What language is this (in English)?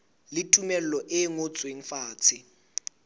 Southern Sotho